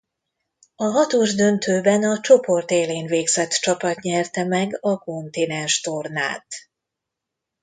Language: Hungarian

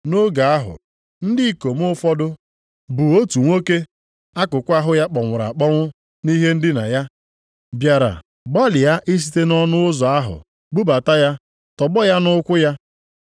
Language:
Igbo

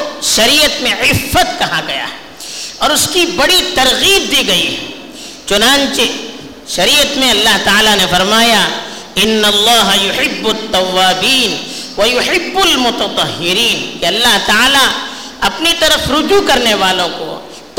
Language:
Urdu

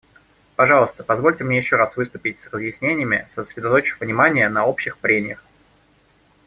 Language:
Russian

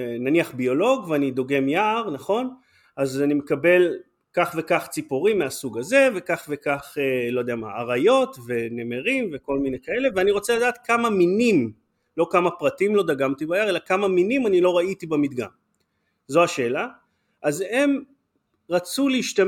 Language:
Hebrew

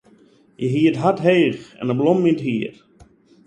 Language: Western Frisian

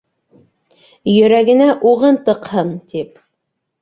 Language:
Bashkir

